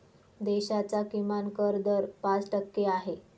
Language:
Marathi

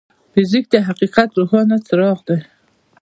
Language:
Pashto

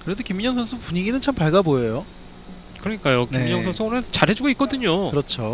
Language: Korean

